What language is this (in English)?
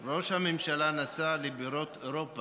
Hebrew